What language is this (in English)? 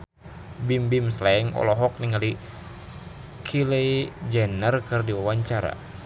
Sundanese